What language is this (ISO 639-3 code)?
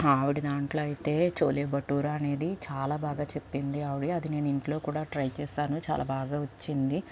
tel